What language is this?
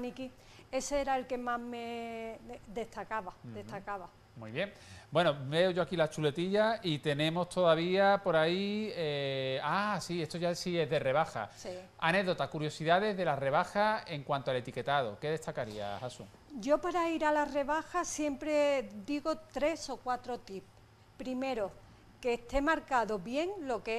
Spanish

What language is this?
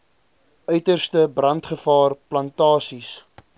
Afrikaans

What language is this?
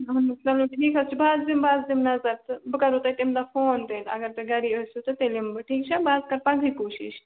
Kashmiri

